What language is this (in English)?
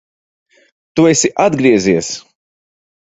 Latvian